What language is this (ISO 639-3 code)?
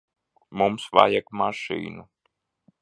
lav